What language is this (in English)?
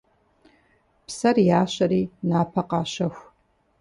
Kabardian